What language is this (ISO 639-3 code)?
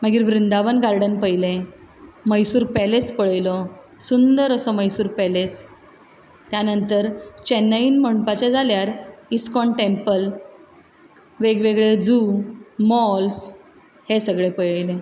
kok